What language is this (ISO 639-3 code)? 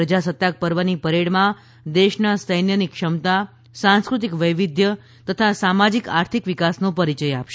guj